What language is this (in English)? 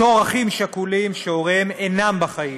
Hebrew